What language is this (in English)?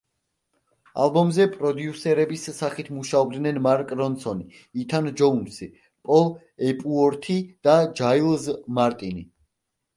Georgian